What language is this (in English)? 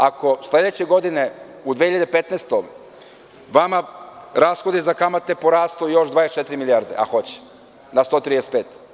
Serbian